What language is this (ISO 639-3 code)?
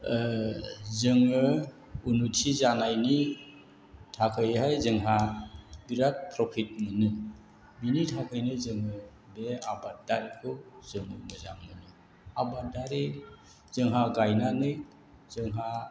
brx